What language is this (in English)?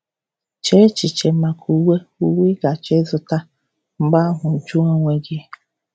Igbo